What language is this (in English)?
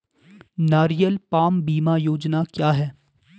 Hindi